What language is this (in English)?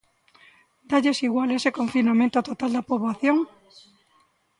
Galician